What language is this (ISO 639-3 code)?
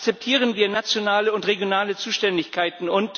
deu